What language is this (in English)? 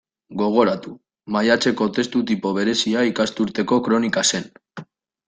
Basque